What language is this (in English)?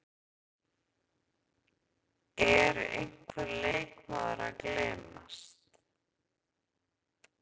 Icelandic